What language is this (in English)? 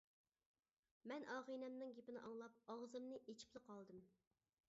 Uyghur